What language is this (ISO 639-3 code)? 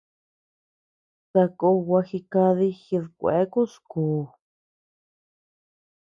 cux